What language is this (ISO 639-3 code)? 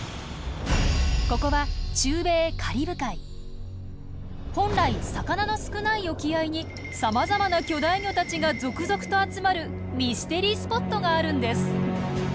jpn